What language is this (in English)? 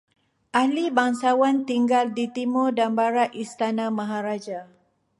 Malay